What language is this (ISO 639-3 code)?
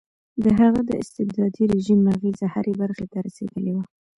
pus